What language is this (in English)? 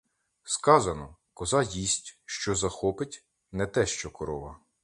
Ukrainian